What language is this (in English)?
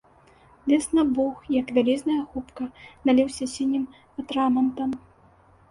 Belarusian